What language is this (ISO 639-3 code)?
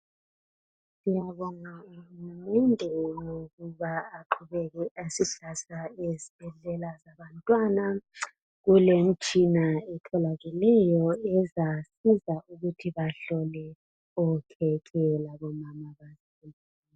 nde